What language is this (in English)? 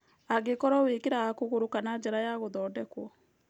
Kikuyu